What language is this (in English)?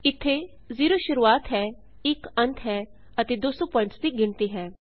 Punjabi